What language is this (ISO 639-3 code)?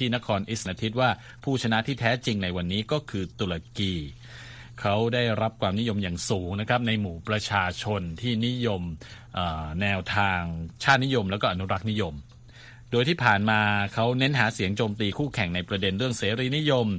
tha